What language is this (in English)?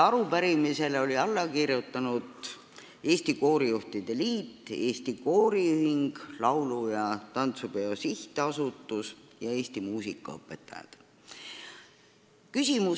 Estonian